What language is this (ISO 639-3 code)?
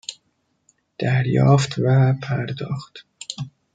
fas